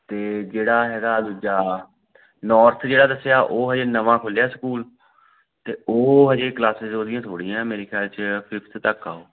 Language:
Punjabi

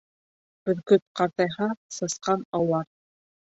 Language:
Bashkir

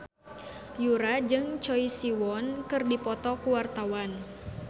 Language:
Sundanese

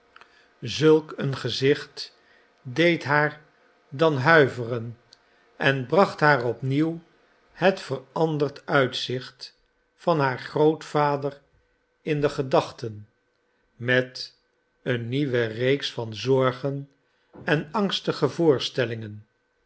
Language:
Dutch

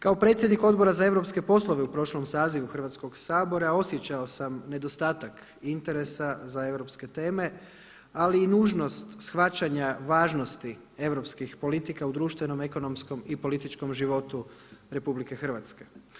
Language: Croatian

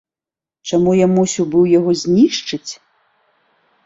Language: Belarusian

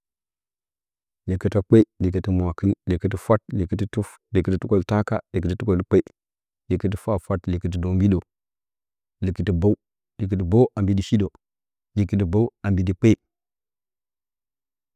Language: Bacama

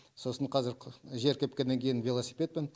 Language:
Kazakh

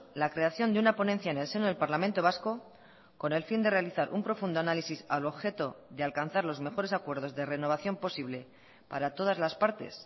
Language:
Spanish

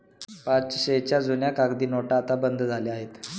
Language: Marathi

